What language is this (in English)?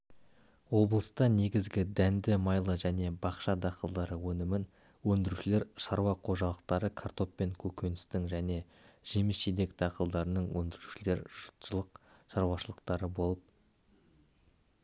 Kazakh